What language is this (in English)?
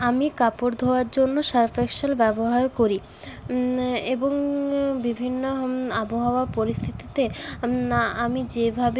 Bangla